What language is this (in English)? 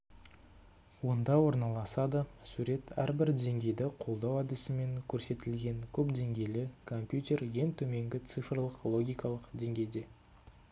Kazakh